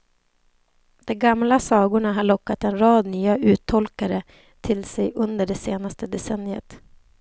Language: Swedish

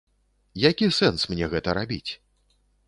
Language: Belarusian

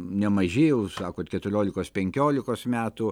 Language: Lithuanian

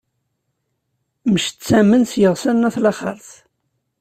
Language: Kabyle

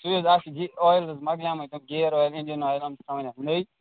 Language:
Kashmiri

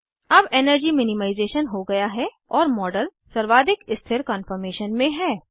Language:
Hindi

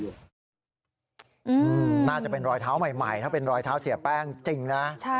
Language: Thai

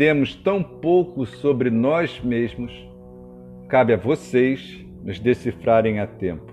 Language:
Portuguese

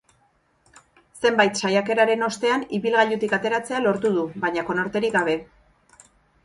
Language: Basque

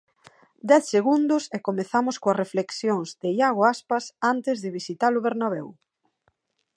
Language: Galician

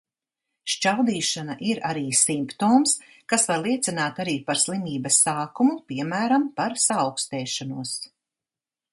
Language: Latvian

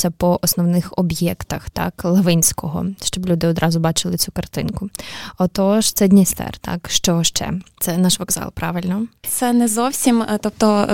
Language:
Ukrainian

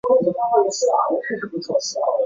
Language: Chinese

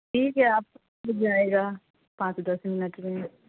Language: Urdu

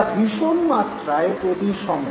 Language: Bangla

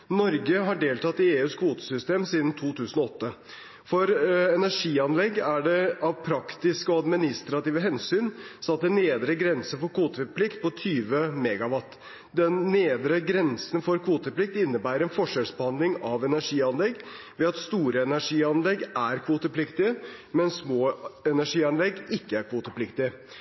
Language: Norwegian Bokmål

